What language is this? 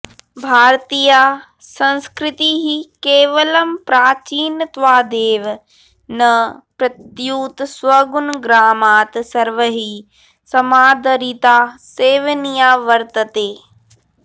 Sanskrit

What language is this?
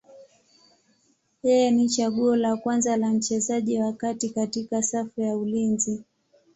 Swahili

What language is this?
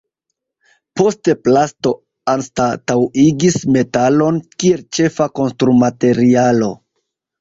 Esperanto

